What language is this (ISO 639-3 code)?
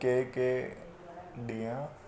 snd